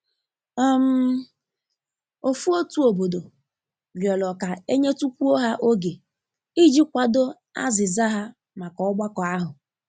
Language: Igbo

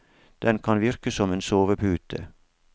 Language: Norwegian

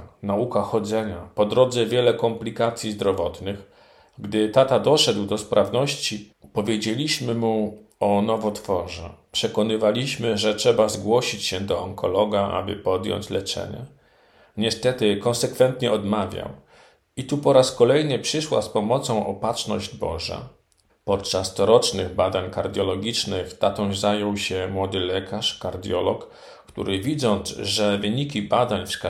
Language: Polish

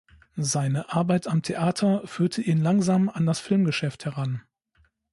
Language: German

